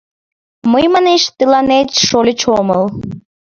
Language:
Mari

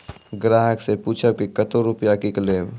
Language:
Maithili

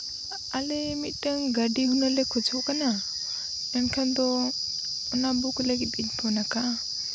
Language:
Santali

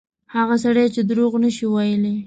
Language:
Pashto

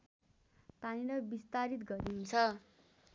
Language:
Nepali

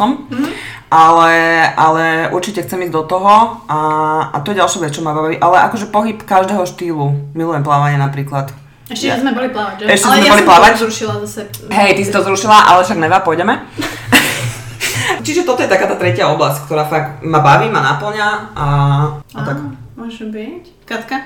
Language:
Slovak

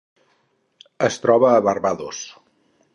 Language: Catalan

